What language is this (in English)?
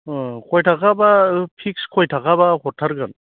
Bodo